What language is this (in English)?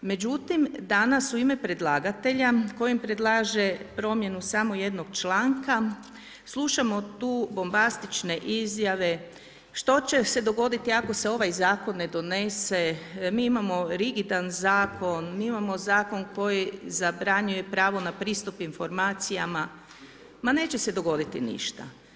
Croatian